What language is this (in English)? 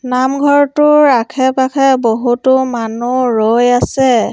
Assamese